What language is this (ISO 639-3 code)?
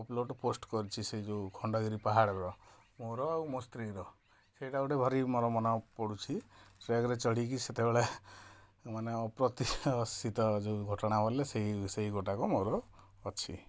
ori